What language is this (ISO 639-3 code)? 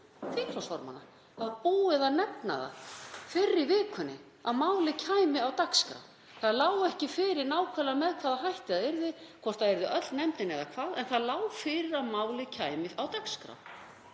isl